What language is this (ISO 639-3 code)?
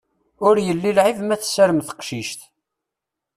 kab